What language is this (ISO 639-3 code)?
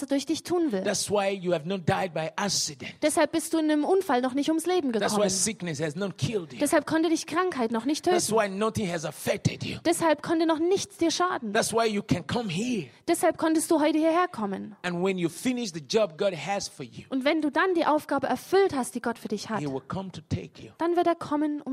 deu